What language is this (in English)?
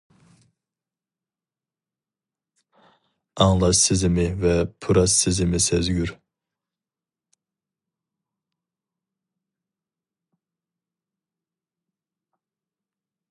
Uyghur